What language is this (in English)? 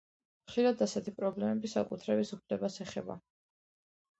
Georgian